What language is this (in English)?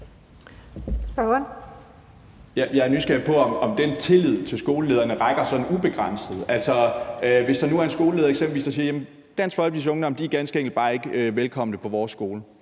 Danish